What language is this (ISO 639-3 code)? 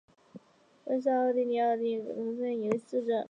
zho